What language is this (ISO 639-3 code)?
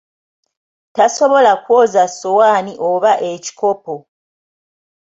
lug